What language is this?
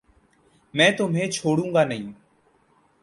Urdu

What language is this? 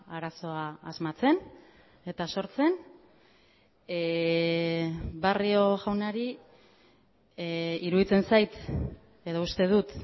Basque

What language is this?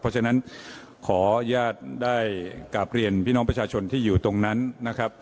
Thai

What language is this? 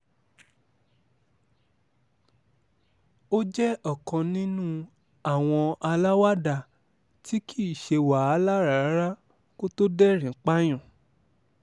Yoruba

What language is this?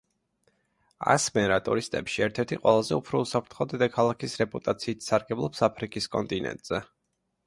Georgian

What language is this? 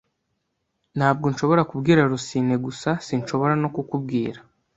Kinyarwanda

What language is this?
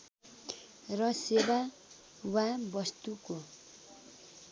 Nepali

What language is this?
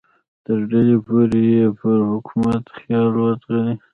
Pashto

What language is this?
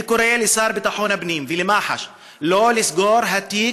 Hebrew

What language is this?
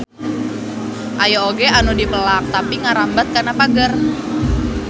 Sundanese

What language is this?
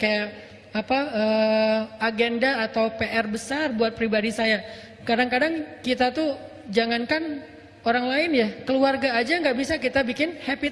Indonesian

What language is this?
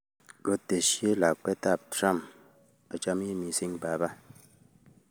Kalenjin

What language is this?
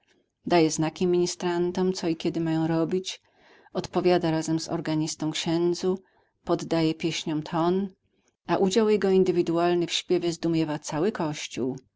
Polish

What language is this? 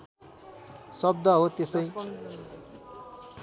Nepali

